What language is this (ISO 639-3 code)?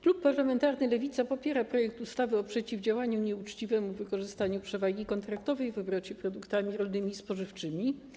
pol